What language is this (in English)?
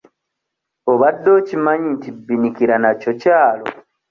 Ganda